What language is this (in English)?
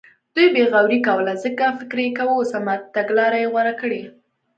Pashto